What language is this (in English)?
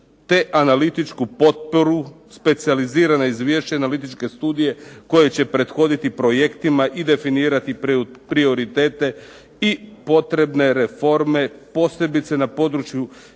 Croatian